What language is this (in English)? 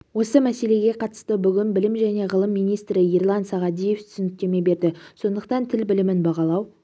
Kazakh